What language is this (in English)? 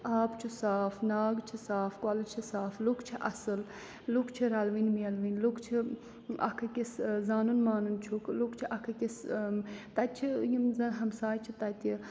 Kashmiri